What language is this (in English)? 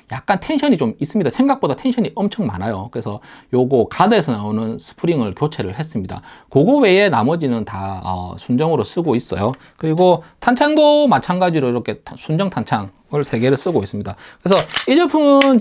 Korean